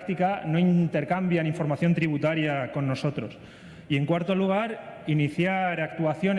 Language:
Spanish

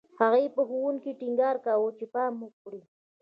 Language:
Pashto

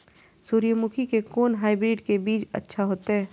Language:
Maithili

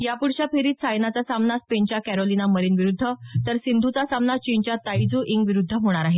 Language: Marathi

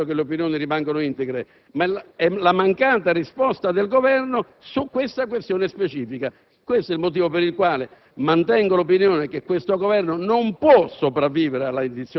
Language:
Italian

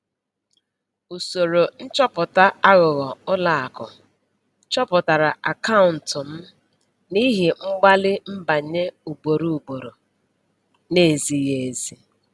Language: Igbo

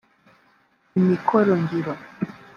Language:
Kinyarwanda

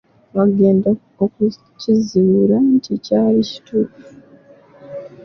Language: Ganda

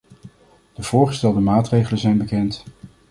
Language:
Dutch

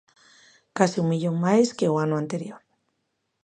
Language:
Galician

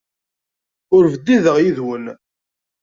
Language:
Kabyle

